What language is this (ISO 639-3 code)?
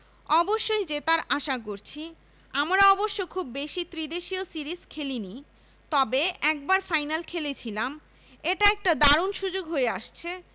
ben